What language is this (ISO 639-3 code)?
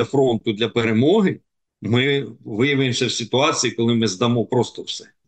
ukr